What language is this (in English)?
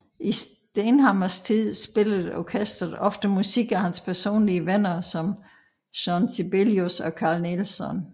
Danish